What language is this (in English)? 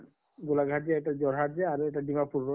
Assamese